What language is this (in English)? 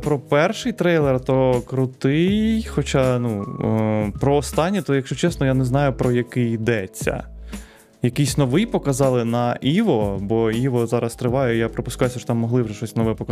Ukrainian